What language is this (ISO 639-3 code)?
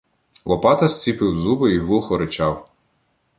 ukr